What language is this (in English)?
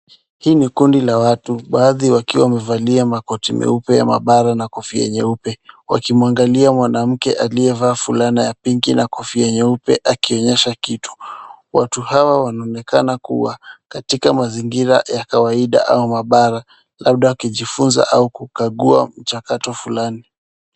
Swahili